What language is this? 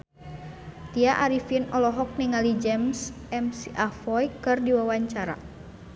Sundanese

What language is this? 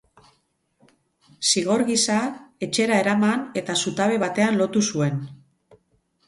Basque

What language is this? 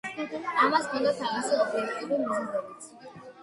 Georgian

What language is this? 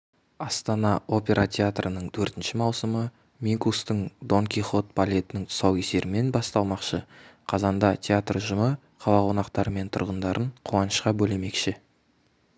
Kazakh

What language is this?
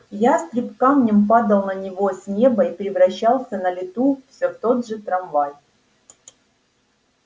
Russian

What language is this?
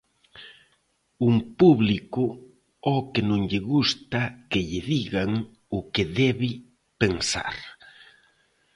Galician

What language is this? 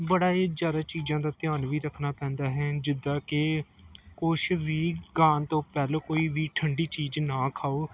Punjabi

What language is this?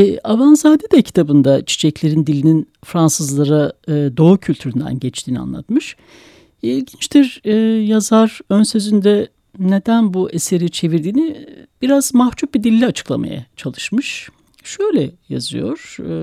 Turkish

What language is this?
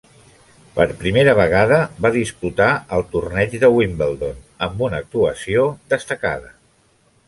Catalan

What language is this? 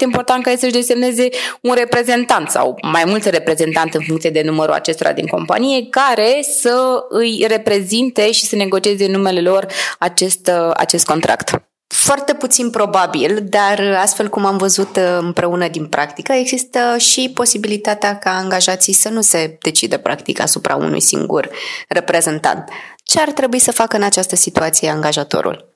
Romanian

